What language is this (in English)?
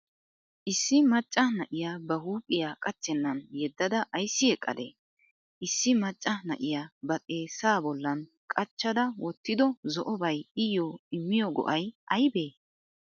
Wolaytta